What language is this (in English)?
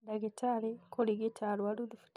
Kikuyu